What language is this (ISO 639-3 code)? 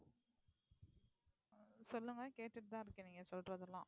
tam